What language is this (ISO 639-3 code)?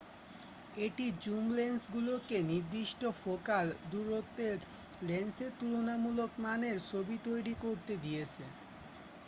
ben